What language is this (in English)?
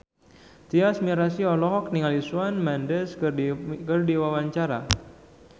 Sundanese